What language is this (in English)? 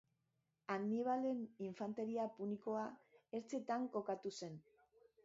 Basque